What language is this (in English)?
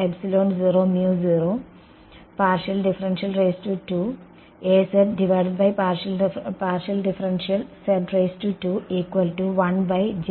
Malayalam